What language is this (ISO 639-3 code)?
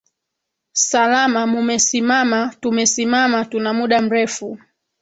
swa